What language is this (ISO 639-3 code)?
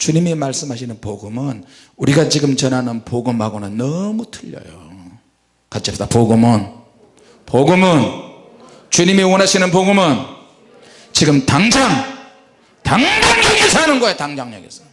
kor